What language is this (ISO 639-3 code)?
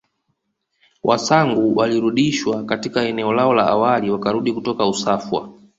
swa